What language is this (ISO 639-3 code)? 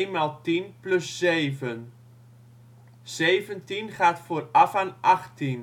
nld